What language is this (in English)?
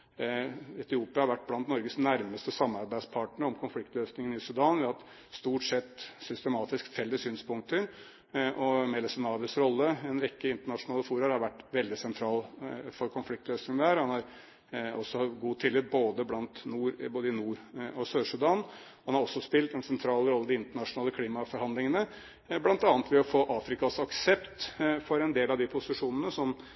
Norwegian Bokmål